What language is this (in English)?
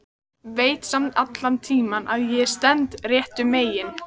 Icelandic